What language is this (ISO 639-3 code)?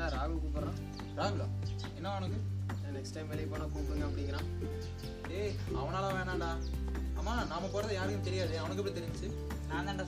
tam